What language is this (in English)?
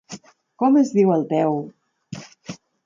Catalan